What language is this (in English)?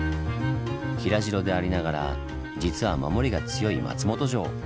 Japanese